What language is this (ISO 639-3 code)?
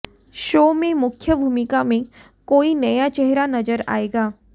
hin